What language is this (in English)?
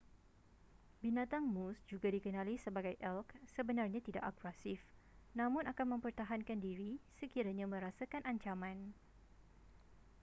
Malay